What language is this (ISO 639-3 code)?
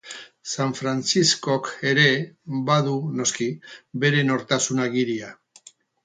eus